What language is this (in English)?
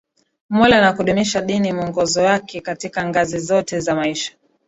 Swahili